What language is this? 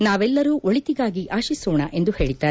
Kannada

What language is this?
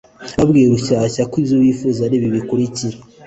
Kinyarwanda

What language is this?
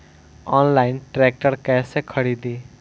Bhojpuri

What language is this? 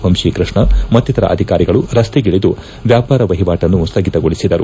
Kannada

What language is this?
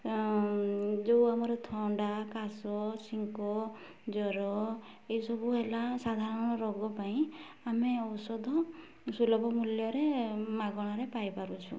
Odia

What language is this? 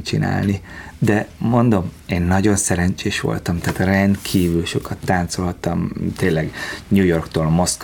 Hungarian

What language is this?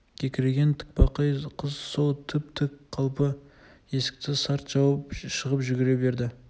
Kazakh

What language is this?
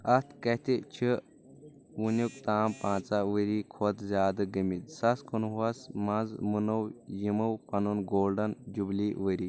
Kashmiri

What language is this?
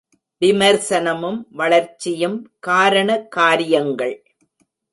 Tamil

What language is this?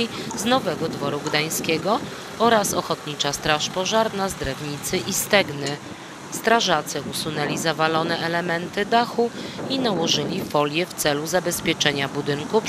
Polish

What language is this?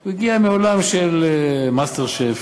Hebrew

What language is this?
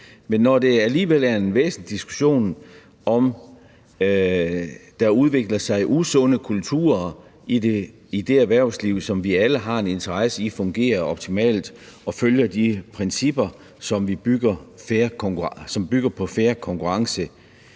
Danish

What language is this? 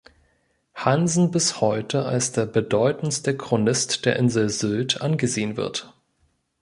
German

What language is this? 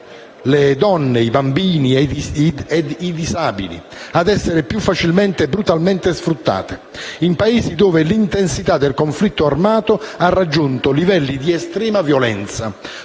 Italian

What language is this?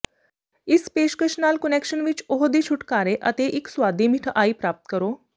Punjabi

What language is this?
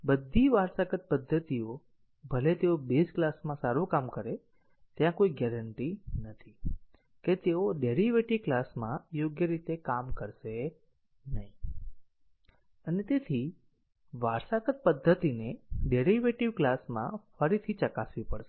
Gujarati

